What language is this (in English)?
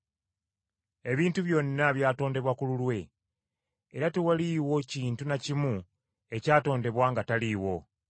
Ganda